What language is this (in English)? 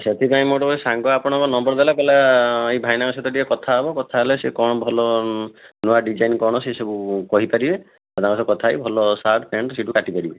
Odia